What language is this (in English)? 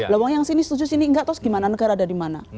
Indonesian